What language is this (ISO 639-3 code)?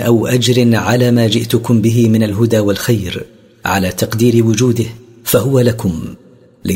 ara